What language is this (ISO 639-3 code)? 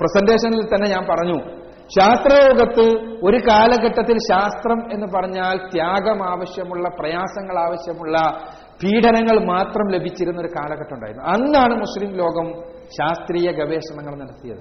mal